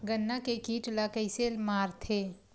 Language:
Chhattisgarhi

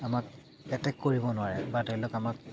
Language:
Assamese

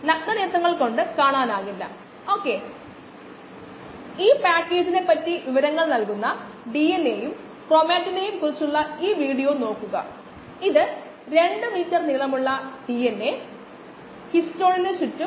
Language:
Malayalam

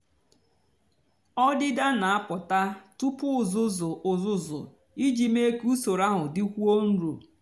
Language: Igbo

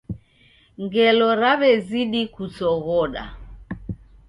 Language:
Taita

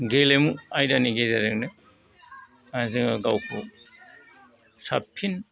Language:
Bodo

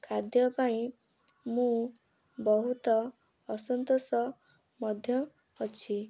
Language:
Odia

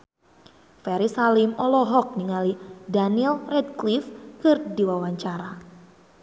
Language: Sundanese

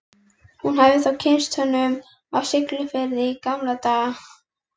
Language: Icelandic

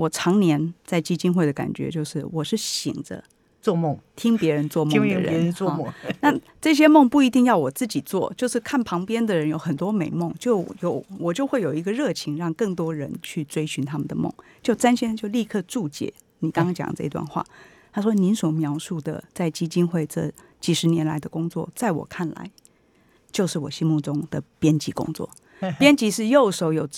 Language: Chinese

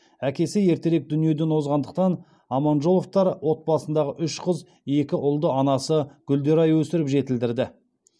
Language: Kazakh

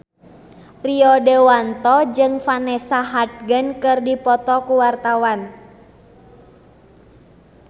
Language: Sundanese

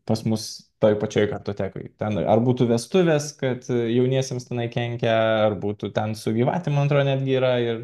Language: Lithuanian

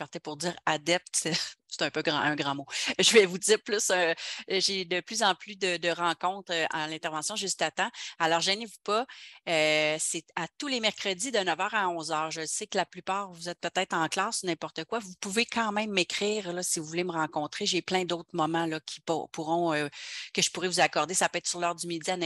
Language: French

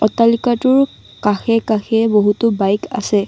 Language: Assamese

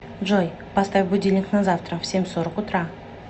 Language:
Russian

